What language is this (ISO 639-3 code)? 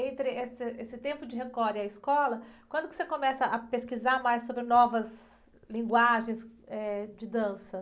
por